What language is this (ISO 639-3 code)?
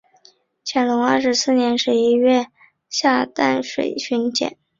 zho